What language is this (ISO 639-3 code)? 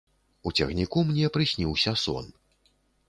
bel